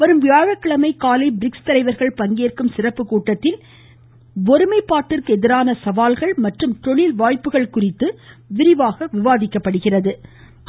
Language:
Tamil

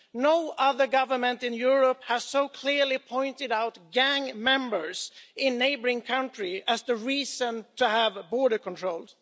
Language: English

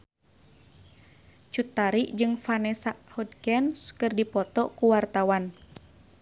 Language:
Sundanese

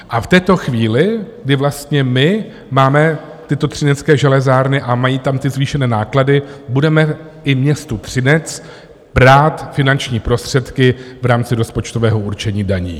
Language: Czech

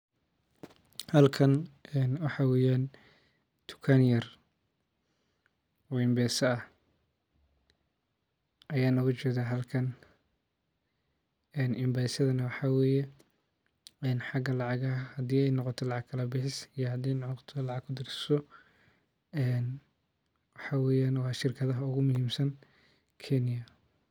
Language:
Somali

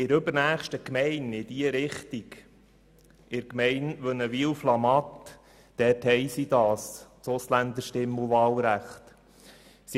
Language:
Swiss German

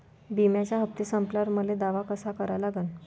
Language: Marathi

